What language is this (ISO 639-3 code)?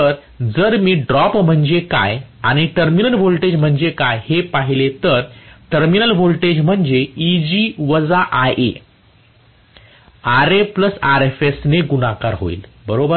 mar